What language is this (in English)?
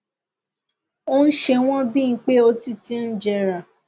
Yoruba